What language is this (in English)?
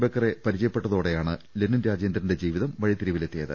Malayalam